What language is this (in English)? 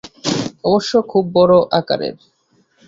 Bangla